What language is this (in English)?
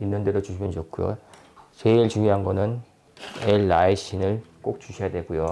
Korean